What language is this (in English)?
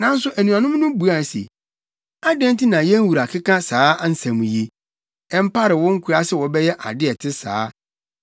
Akan